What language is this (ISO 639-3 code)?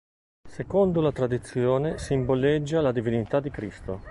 ita